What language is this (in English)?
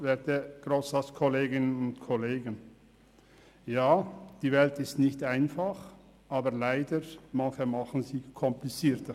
Swiss German